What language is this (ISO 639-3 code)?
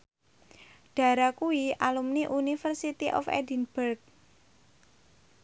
jav